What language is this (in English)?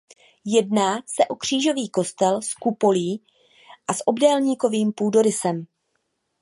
Czech